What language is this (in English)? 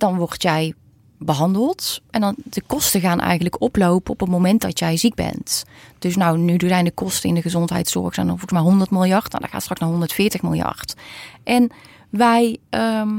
Dutch